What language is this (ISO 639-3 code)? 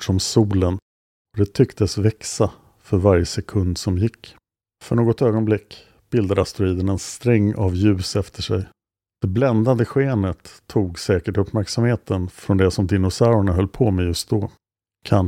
swe